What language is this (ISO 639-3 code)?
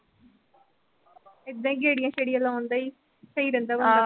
pan